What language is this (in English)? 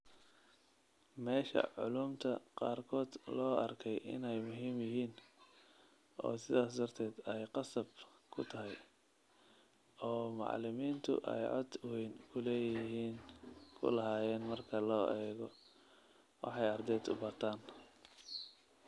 Somali